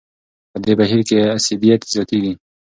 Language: Pashto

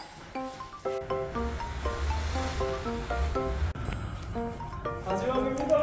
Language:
Korean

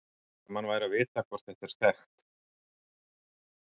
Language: Icelandic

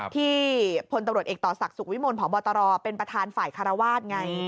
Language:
Thai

